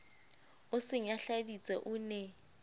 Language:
Southern Sotho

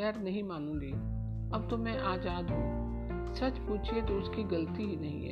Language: Hindi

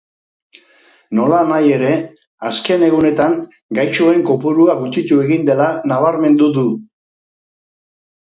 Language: Basque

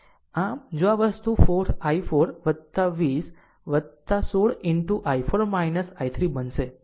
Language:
Gujarati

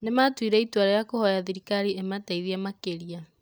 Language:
Kikuyu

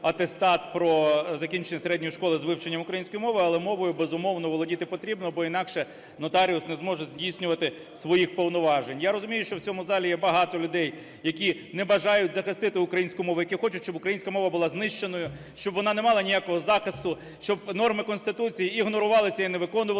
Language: Ukrainian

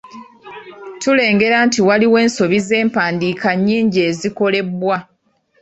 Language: Ganda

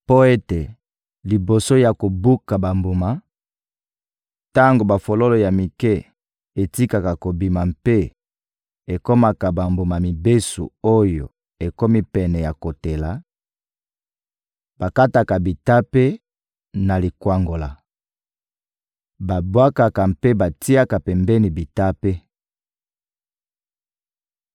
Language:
Lingala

